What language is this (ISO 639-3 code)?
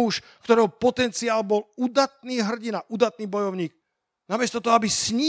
slk